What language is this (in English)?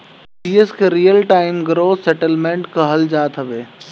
Bhojpuri